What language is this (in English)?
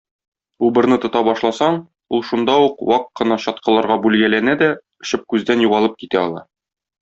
Tatar